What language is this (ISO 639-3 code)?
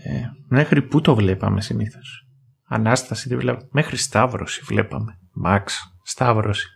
ell